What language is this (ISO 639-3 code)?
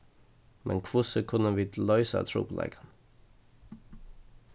fao